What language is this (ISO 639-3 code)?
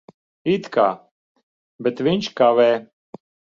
lav